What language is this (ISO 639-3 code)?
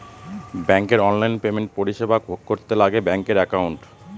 ben